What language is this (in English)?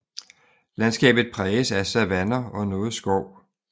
Danish